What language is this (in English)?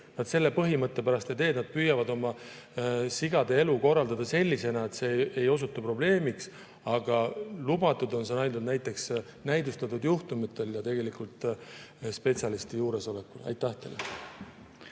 Estonian